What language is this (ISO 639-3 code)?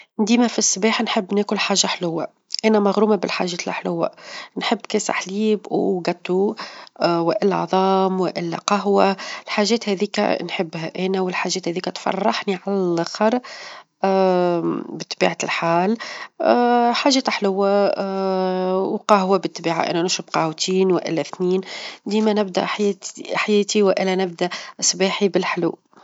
aeb